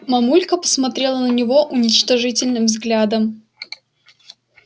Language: Russian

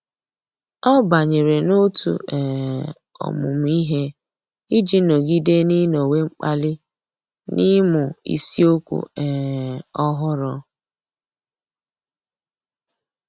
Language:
Igbo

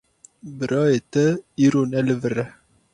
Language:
Kurdish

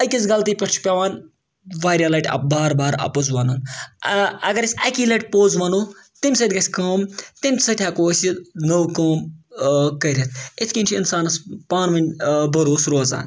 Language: Kashmiri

